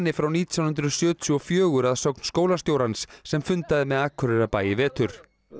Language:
Icelandic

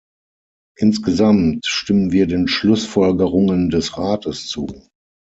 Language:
German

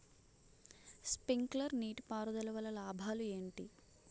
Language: Telugu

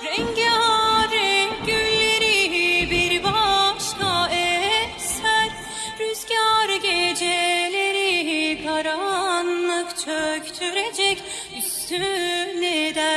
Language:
Turkish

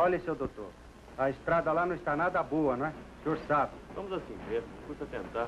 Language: Portuguese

